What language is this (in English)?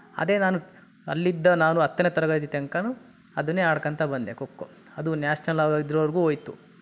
Kannada